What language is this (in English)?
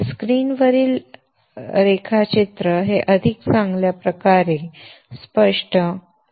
Marathi